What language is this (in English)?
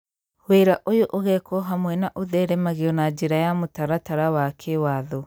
Kikuyu